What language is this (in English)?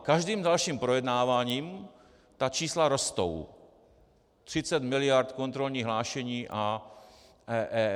Czech